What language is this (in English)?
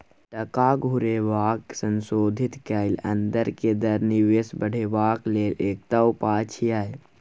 Maithili